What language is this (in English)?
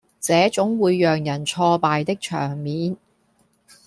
Cantonese